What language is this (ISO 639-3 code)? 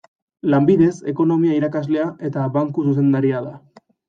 eus